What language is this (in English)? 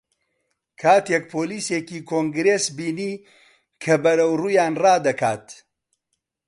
Central Kurdish